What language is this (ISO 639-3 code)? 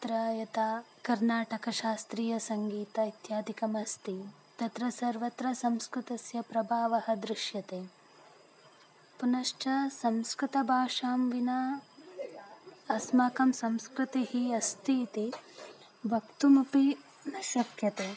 san